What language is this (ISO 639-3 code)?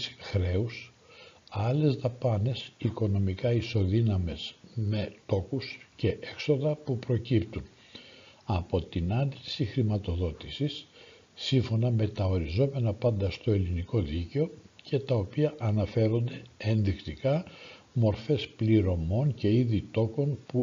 ell